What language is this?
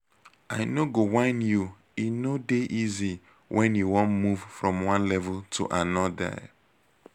Nigerian Pidgin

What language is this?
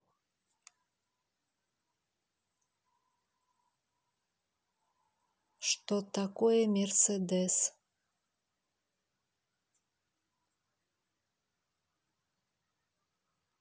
Russian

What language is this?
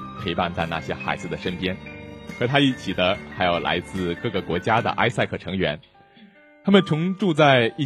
Chinese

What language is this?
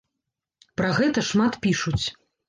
Belarusian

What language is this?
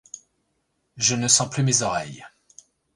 French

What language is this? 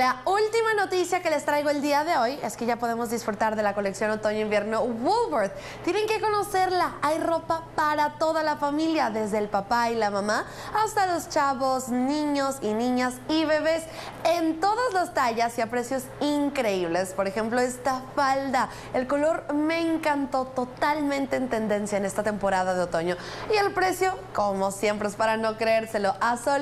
Spanish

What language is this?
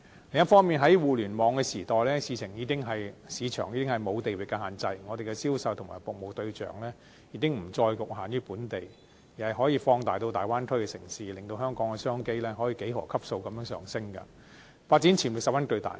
Cantonese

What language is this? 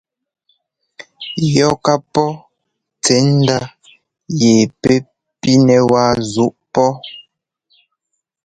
Ngomba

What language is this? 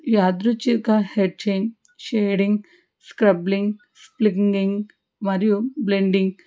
Telugu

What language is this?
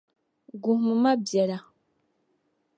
Dagbani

